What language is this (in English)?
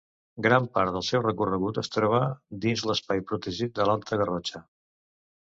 Catalan